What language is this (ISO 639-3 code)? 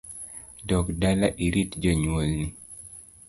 luo